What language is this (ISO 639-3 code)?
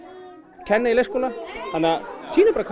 isl